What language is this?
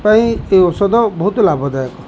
Odia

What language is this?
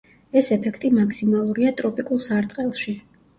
Georgian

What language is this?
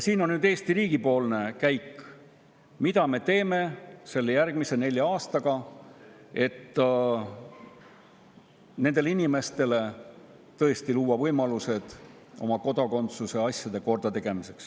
Estonian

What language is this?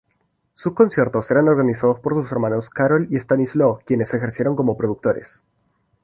Spanish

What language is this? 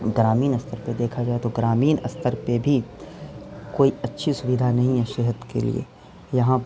Urdu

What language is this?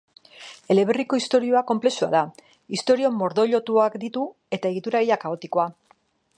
Basque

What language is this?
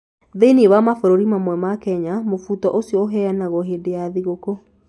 Kikuyu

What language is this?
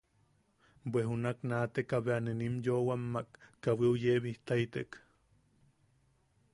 Yaqui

